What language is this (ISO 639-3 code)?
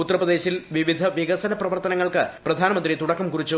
mal